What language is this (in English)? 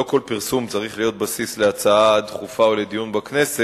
Hebrew